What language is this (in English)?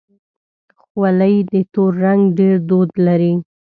Pashto